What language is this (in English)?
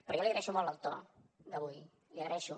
Catalan